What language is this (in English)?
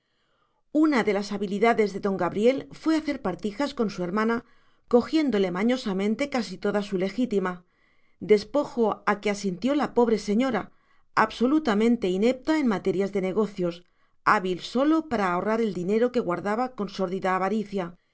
Spanish